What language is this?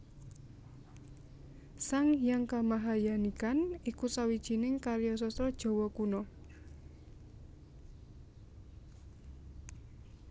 Javanese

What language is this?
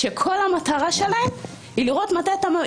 Hebrew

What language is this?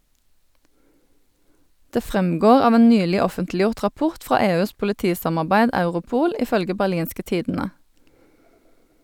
Norwegian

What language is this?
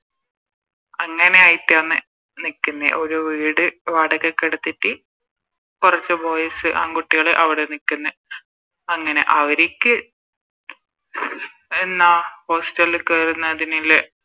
Malayalam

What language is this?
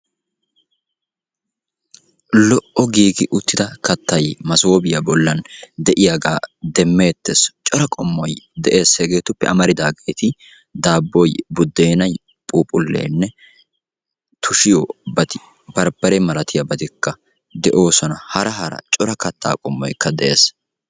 Wolaytta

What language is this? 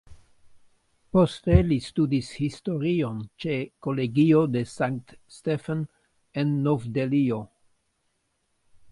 Esperanto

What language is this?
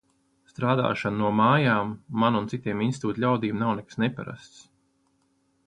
Latvian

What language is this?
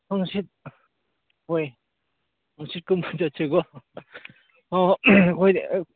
Manipuri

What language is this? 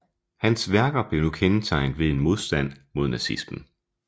Danish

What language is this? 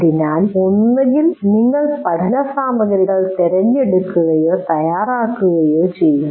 Malayalam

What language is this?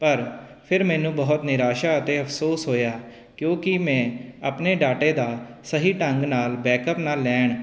Punjabi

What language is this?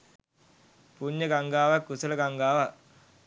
Sinhala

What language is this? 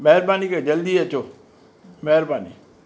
Sindhi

